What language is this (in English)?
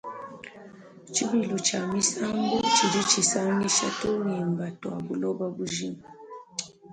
Luba-Lulua